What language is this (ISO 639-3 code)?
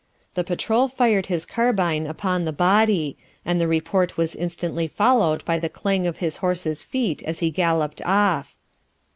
eng